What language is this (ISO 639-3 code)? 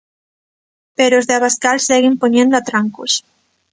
glg